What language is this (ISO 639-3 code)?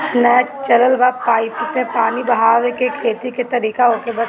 bho